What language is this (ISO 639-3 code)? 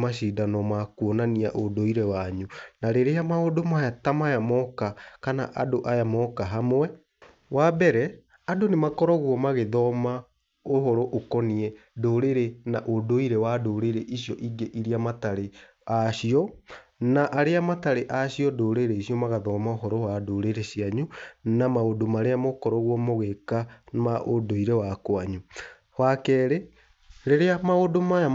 kik